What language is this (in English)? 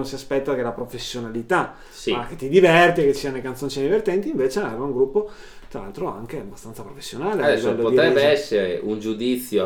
Italian